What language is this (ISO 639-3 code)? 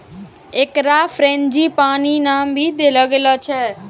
mai